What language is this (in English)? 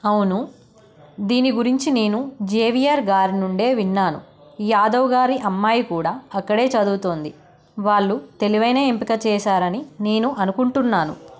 Telugu